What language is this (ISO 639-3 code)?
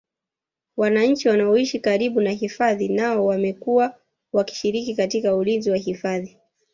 swa